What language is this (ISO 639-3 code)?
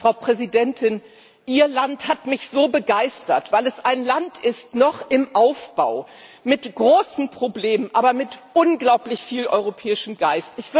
deu